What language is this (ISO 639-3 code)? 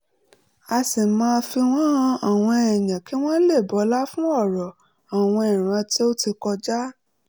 yor